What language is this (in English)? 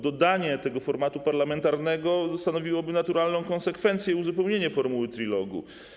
Polish